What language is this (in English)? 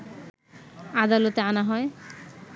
Bangla